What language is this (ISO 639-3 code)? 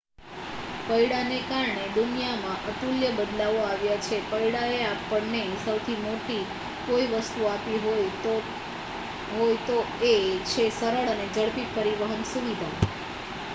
guj